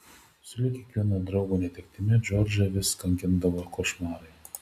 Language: Lithuanian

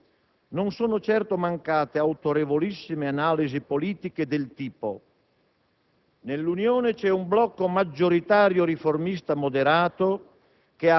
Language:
Italian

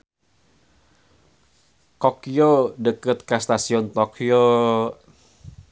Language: Sundanese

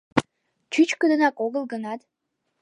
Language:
Mari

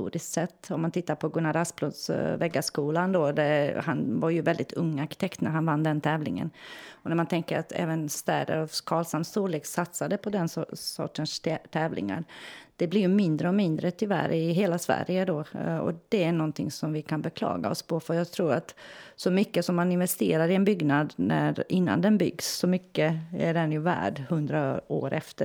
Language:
Swedish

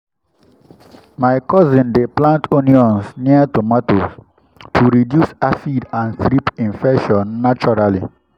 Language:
Nigerian Pidgin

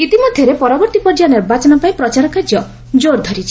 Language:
Odia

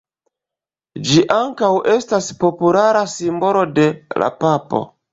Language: Esperanto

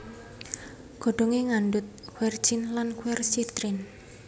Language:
Javanese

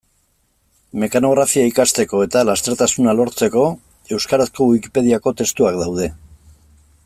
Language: Basque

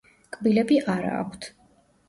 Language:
Georgian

